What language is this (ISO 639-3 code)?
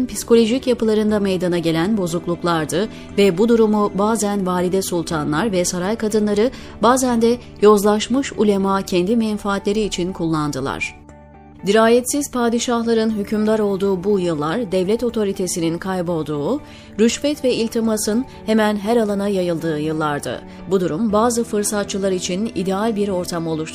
tur